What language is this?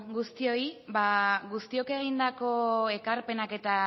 Basque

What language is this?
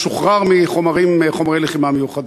Hebrew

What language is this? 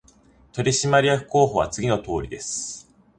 Japanese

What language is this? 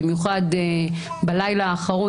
Hebrew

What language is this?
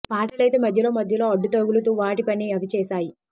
Telugu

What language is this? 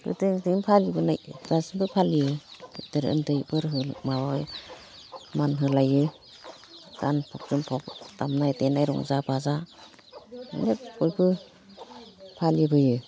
Bodo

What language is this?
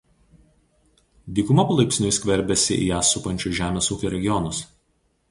Lithuanian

